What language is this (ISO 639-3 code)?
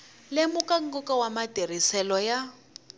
tso